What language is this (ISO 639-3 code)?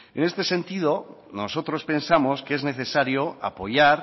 spa